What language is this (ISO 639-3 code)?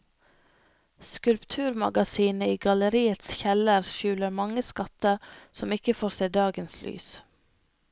nor